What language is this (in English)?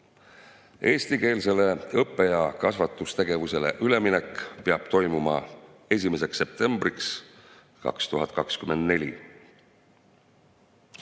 Estonian